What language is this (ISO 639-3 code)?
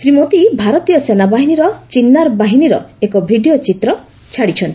ori